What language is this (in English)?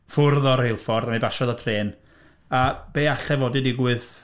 Welsh